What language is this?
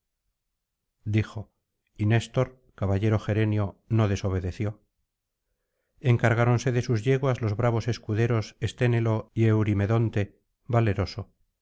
Spanish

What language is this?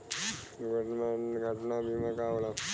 Bhojpuri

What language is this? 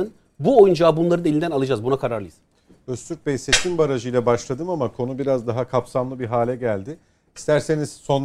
Turkish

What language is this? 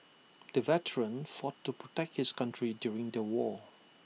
English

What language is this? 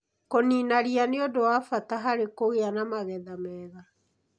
Kikuyu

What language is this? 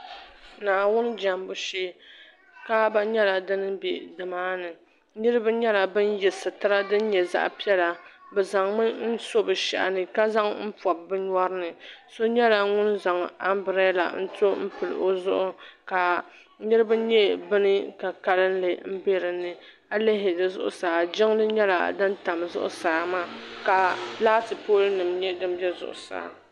Dagbani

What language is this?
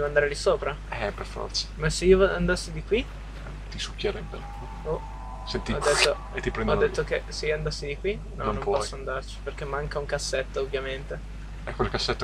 Italian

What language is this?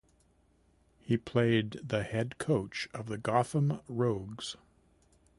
English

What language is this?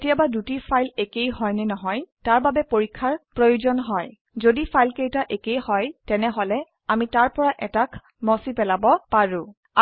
Assamese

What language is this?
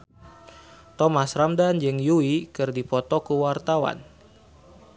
Sundanese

